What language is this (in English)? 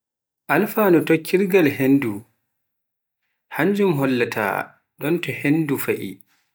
Pular